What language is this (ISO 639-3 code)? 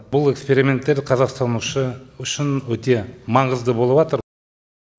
kaz